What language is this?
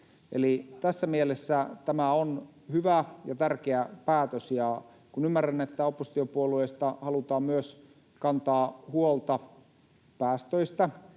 Finnish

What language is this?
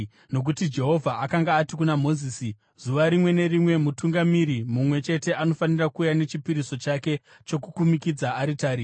Shona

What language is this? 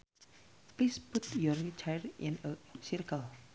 Sundanese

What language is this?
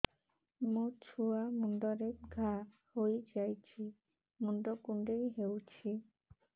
Odia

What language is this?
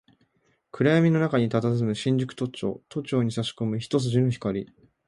Japanese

